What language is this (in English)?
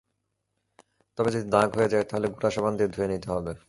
Bangla